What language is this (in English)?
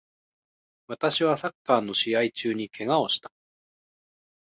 Japanese